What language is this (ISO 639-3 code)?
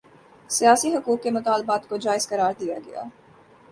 urd